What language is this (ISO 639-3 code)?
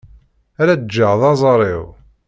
kab